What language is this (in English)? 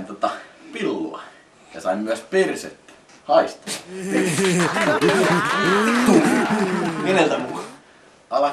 Finnish